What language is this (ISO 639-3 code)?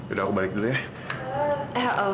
ind